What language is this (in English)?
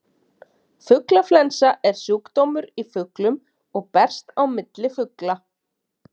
Icelandic